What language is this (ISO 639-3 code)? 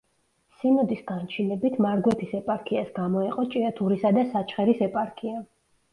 kat